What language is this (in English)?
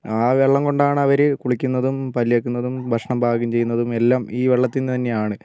Malayalam